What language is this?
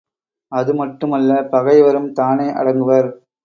Tamil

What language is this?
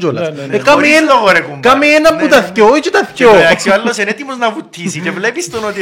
Greek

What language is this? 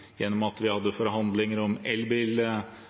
Norwegian Bokmål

